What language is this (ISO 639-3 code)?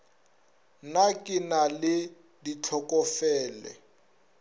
nso